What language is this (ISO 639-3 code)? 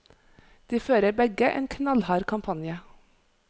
nor